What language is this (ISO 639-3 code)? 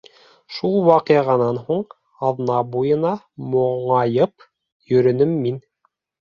bak